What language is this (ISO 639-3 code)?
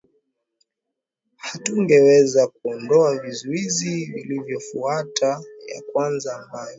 swa